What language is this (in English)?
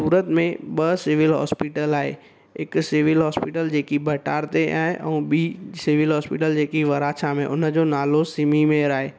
Sindhi